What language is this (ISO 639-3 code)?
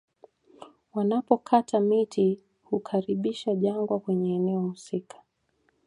swa